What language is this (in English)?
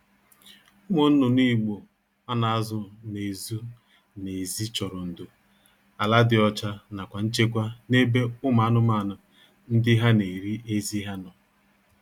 Igbo